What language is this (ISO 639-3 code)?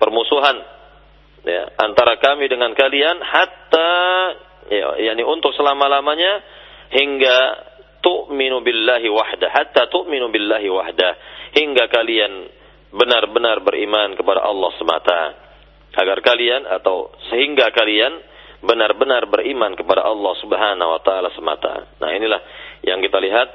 ind